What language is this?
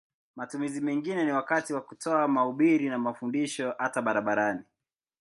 Swahili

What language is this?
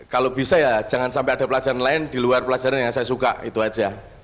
Indonesian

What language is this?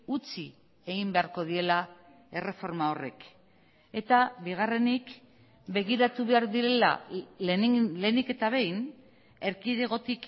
Basque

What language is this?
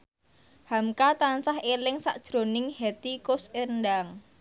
Javanese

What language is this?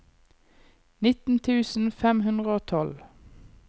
Norwegian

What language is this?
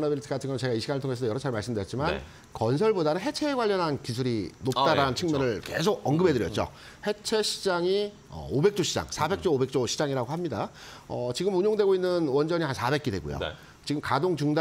Korean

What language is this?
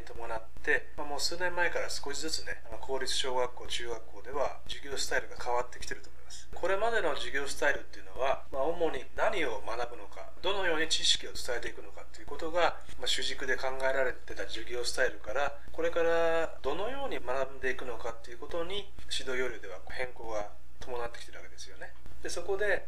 Japanese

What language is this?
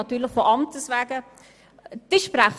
Swiss German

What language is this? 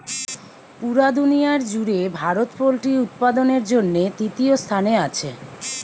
Bangla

